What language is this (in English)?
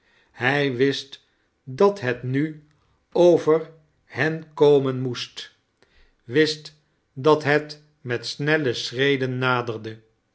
Dutch